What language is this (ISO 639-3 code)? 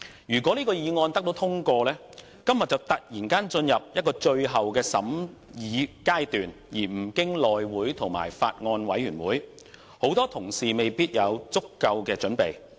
yue